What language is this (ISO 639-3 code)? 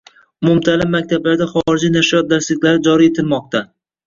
uzb